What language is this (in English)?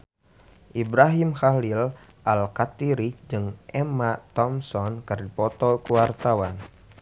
Sundanese